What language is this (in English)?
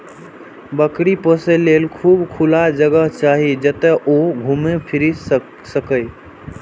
Maithili